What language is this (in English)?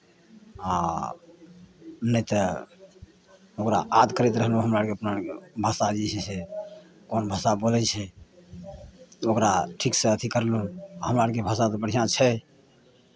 Maithili